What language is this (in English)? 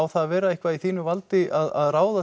Icelandic